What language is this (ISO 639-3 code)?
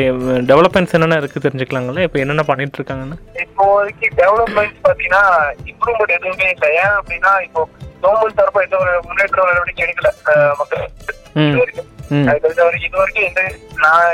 tam